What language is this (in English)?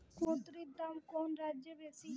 Bangla